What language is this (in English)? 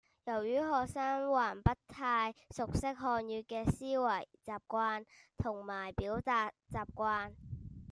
Cantonese